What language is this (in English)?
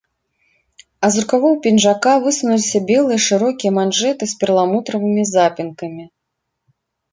Belarusian